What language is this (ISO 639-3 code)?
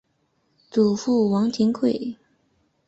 zho